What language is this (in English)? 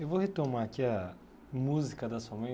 Portuguese